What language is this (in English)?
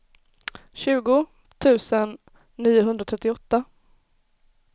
Swedish